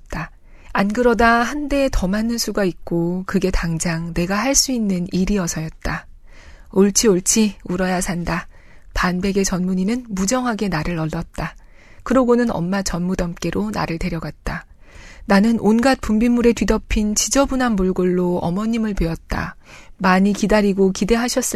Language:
Korean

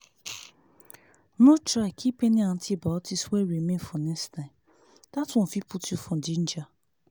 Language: Nigerian Pidgin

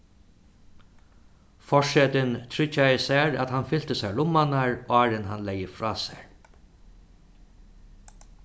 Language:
Faroese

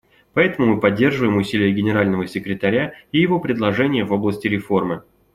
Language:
Russian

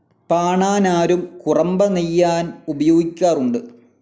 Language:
Malayalam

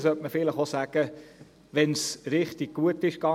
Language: Swiss German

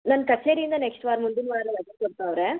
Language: Kannada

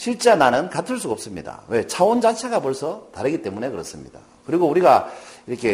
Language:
Korean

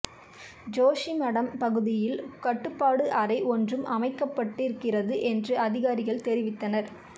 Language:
Tamil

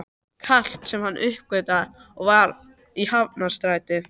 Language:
Icelandic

